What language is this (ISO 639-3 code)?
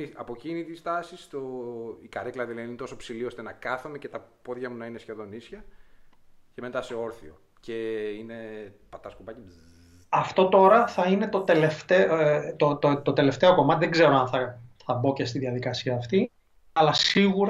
ell